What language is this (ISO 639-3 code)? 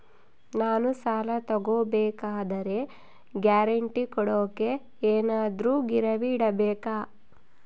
kan